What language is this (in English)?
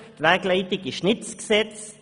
Swiss German